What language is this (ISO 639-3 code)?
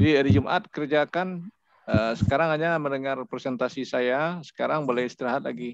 ind